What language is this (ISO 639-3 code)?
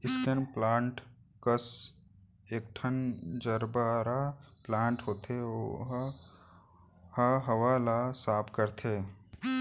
hne